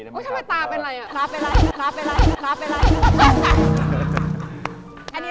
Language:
Thai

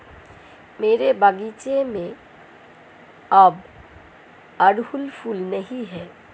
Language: Hindi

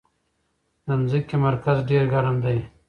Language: Pashto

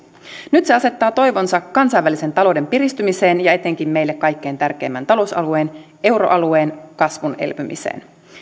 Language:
Finnish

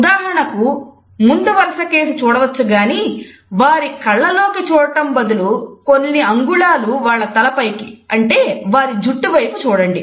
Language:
Telugu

